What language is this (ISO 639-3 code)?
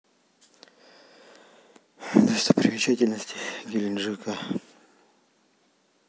rus